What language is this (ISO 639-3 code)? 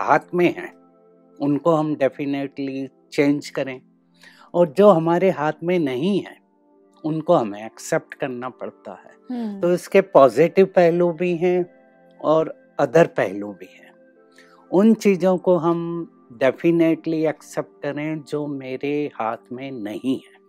hin